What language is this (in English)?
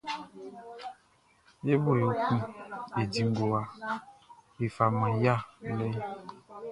Baoulé